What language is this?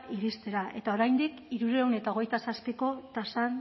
Basque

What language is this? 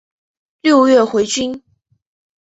Chinese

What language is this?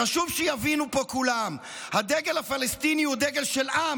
Hebrew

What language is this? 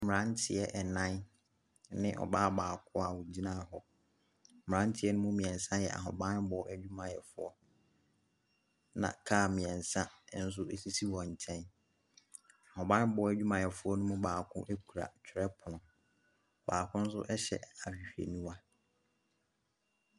Akan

